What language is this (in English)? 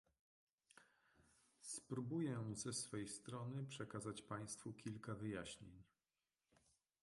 Polish